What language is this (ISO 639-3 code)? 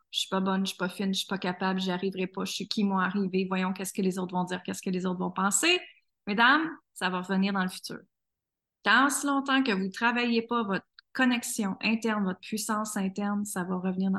fra